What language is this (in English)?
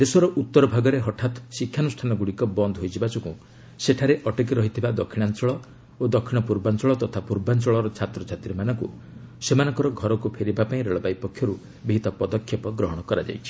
Odia